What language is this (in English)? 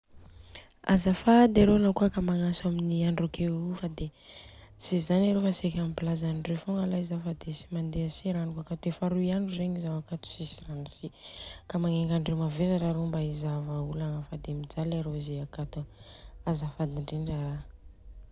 Southern Betsimisaraka Malagasy